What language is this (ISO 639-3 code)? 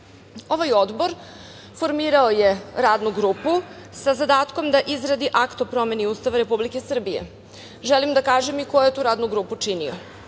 srp